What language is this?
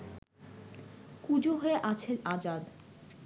Bangla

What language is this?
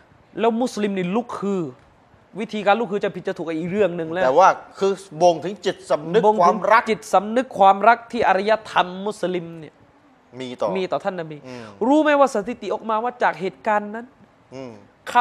Thai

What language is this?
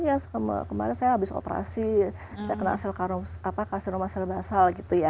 Indonesian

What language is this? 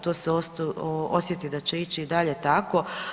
Croatian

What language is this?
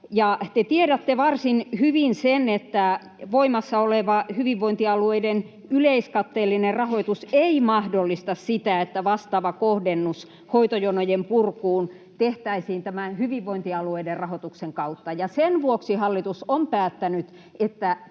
Finnish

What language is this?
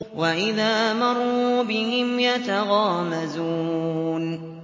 Arabic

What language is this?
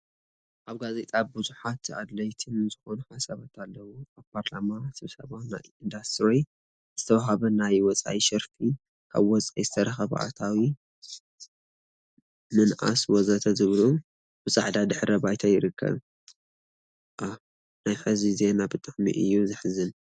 Tigrinya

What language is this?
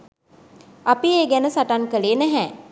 Sinhala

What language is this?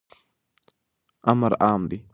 Pashto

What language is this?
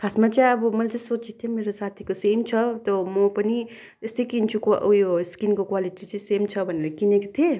Nepali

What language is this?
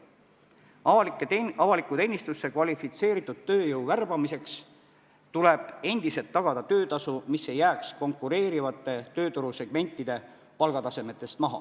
Estonian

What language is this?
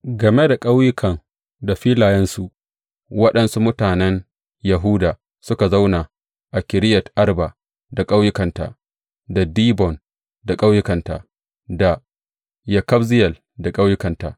Hausa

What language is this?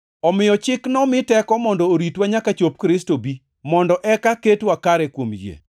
Luo (Kenya and Tanzania)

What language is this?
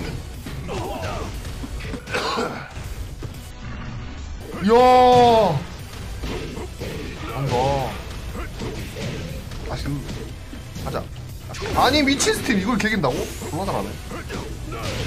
Korean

